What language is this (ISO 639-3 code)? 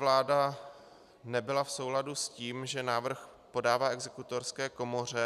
ces